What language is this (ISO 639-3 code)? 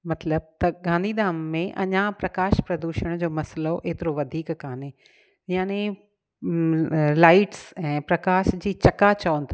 snd